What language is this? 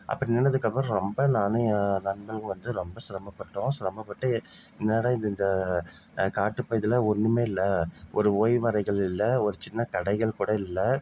Tamil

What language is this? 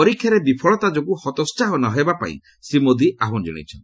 Odia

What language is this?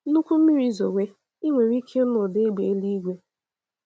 Igbo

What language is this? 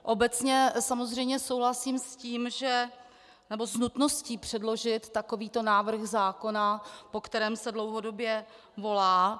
Czech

